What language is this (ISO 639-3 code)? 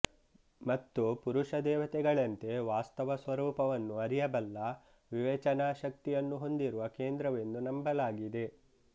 kan